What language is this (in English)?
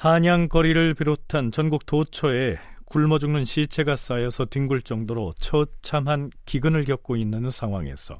Korean